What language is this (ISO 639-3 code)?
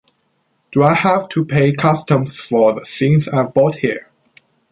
eng